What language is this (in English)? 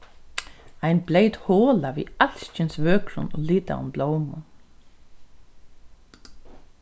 Faroese